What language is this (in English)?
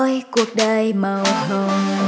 Vietnamese